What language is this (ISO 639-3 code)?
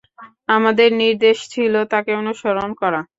ben